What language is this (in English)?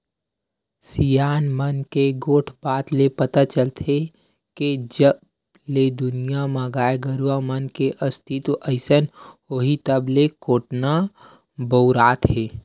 Chhattisgarhi